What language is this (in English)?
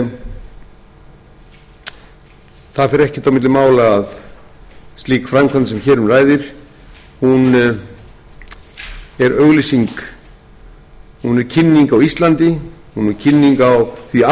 Icelandic